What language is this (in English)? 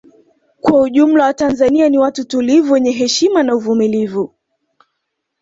Swahili